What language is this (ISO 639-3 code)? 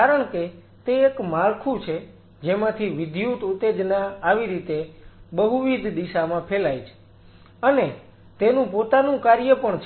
guj